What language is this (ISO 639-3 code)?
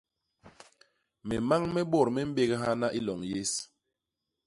bas